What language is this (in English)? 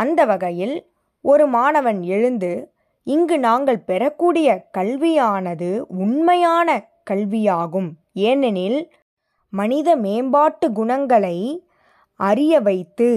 Tamil